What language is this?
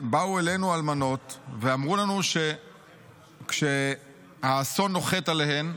Hebrew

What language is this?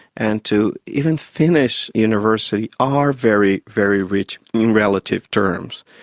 English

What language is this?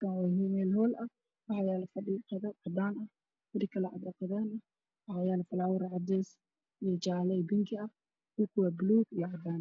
Somali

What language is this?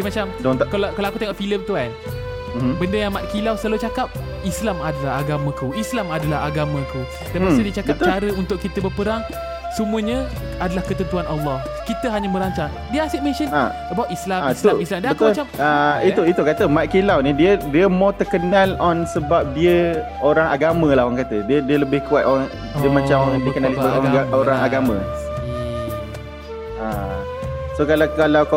Malay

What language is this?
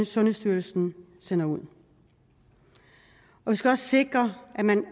Danish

